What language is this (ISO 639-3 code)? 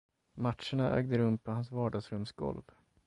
swe